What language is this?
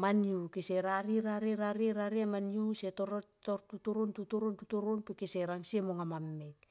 Tomoip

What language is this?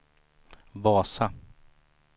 Swedish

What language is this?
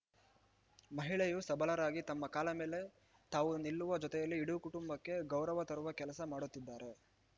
Kannada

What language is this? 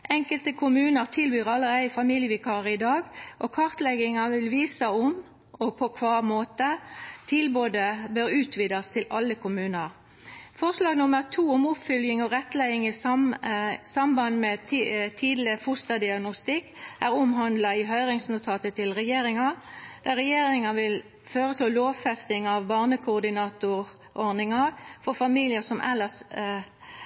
Norwegian Nynorsk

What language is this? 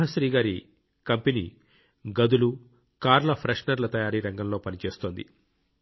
Telugu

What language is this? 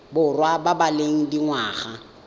Tswana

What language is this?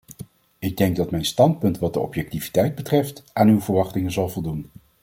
Dutch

